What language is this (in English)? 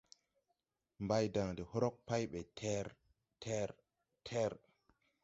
Tupuri